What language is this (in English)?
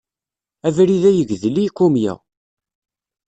Kabyle